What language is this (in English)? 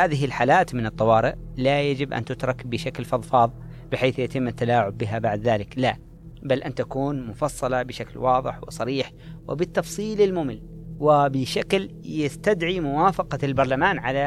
Arabic